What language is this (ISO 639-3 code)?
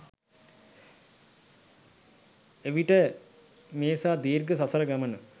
sin